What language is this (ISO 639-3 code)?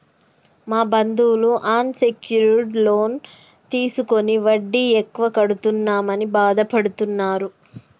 tel